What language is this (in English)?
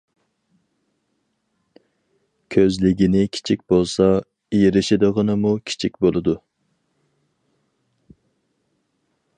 Uyghur